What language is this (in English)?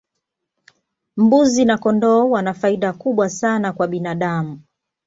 Swahili